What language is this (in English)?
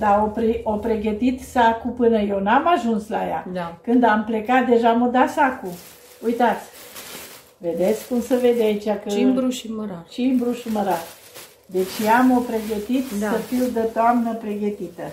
Romanian